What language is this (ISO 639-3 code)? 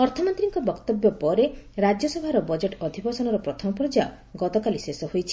ori